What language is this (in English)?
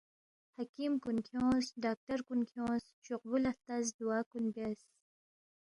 Balti